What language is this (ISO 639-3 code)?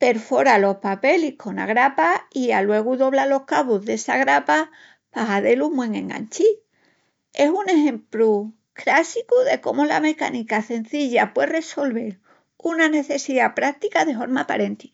ext